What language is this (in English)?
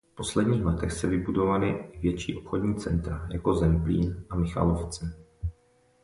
Czech